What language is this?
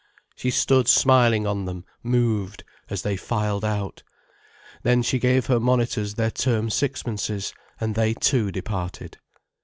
English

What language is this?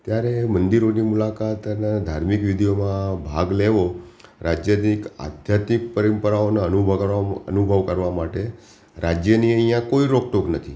Gujarati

